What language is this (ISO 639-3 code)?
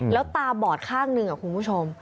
tha